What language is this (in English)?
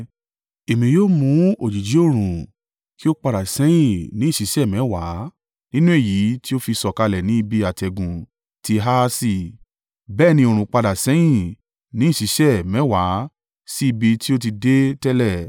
Yoruba